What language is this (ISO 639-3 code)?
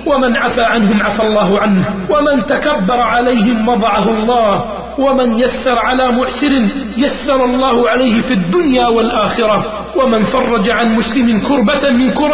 ara